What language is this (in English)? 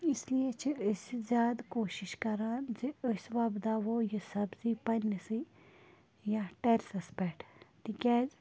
Kashmiri